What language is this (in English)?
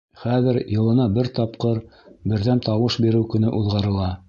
Bashkir